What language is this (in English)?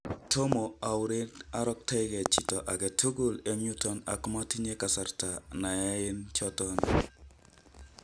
Kalenjin